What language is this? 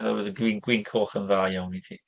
Welsh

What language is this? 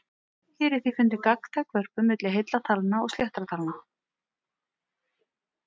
Icelandic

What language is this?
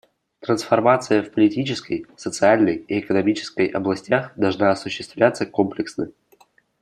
Russian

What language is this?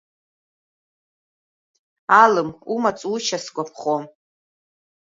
Abkhazian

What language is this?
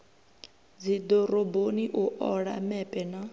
Venda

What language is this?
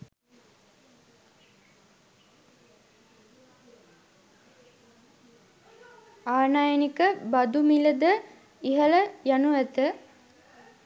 Sinhala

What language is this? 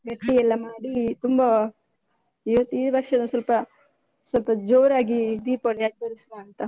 Kannada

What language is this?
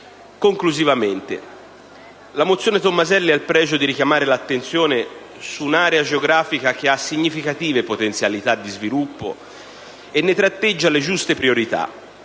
Italian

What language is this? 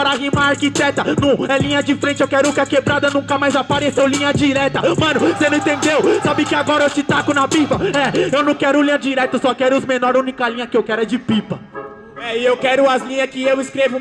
Portuguese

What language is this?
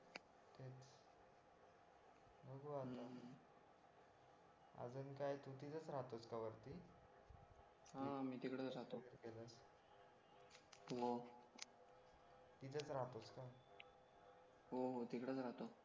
Marathi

